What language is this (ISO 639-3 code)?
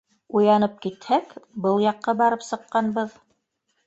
bak